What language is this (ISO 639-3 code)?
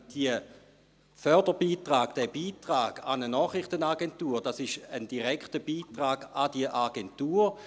gsw